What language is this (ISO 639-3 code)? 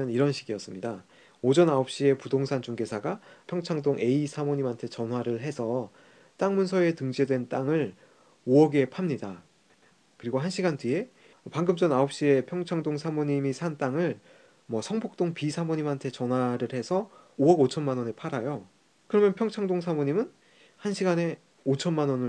kor